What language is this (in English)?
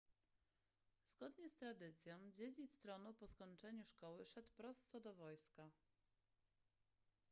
Polish